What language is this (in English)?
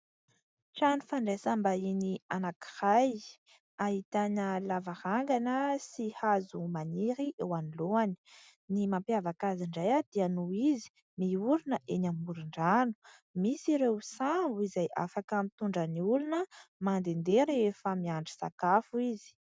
Malagasy